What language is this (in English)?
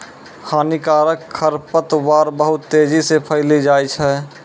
Maithili